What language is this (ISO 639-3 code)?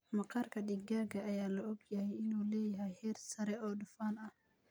som